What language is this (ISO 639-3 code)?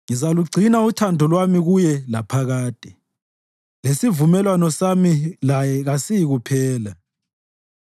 nde